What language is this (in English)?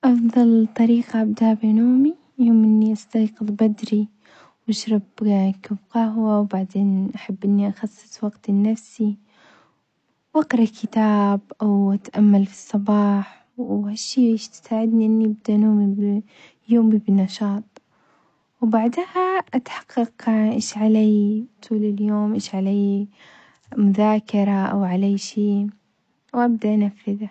Omani Arabic